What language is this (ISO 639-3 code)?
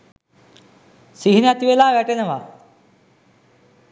sin